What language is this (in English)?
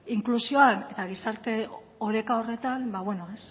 Basque